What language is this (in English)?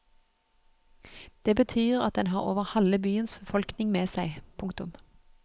Norwegian